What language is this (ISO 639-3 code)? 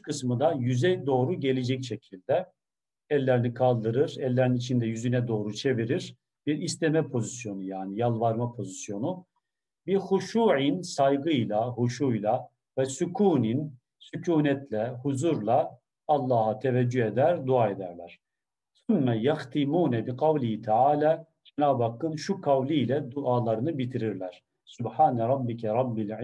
tur